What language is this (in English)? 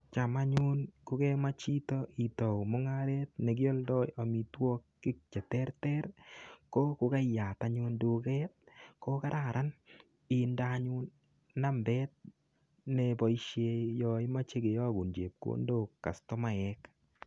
Kalenjin